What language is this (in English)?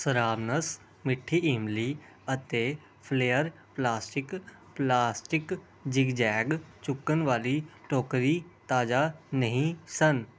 Punjabi